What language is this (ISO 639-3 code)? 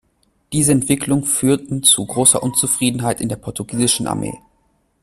deu